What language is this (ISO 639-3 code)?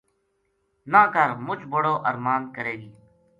gju